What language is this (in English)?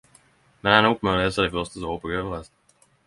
Norwegian Nynorsk